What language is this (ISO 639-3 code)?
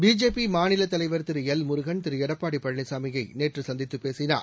tam